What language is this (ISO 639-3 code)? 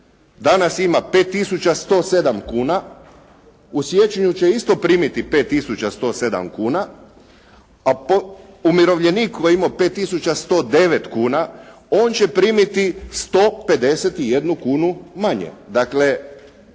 hrv